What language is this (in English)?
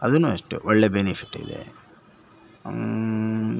Kannada